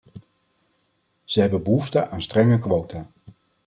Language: Dutch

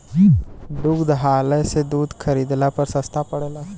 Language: Bhojpuri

